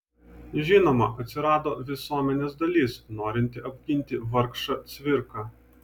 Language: Lithuanian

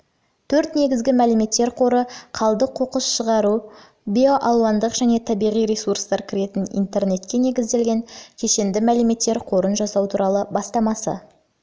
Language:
Kazakh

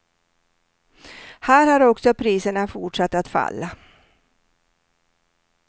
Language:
Swedish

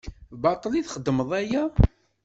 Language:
Kabyle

